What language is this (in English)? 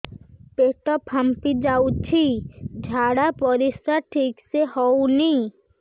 Odia